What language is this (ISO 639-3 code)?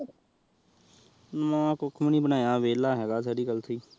pan